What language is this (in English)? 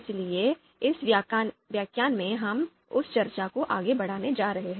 Hindi